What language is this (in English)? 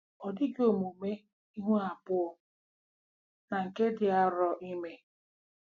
Igbo